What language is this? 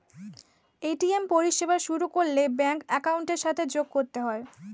Bangla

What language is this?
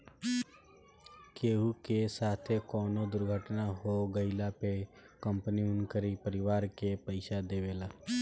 Bhojpuri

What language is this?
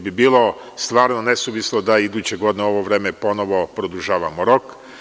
Serbian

